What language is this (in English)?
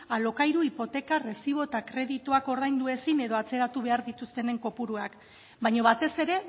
Basque